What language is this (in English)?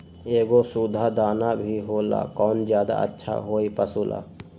Magahi